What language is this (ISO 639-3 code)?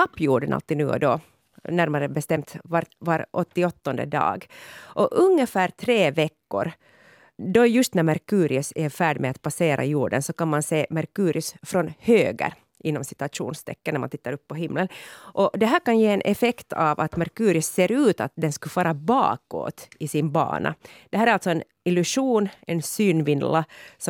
swe